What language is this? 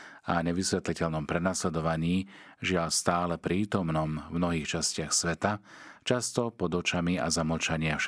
Slovak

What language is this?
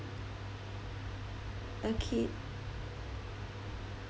English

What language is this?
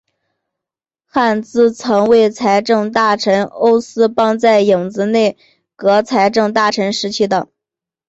Chinese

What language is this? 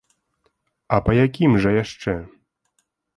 Belarusian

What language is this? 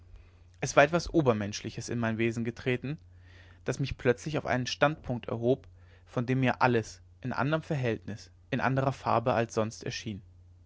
German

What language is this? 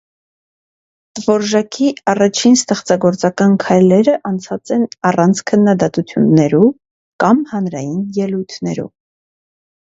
Armenian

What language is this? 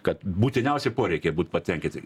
Lithuanian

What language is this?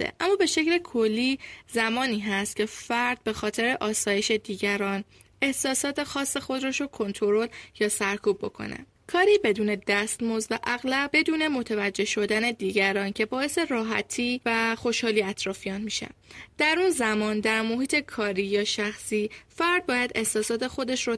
Persian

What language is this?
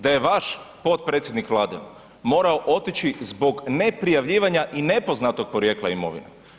Croatian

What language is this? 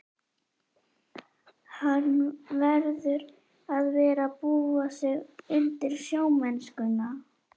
Icelandic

